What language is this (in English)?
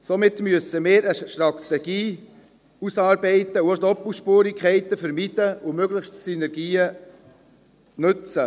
Swiss German